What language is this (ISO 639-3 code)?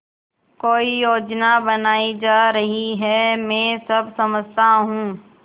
hin